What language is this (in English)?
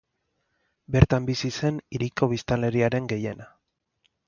Basque